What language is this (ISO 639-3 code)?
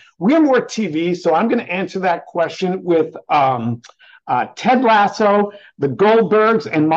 eng